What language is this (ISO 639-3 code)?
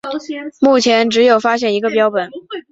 zho